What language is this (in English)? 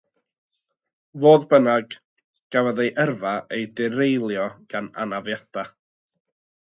Welsh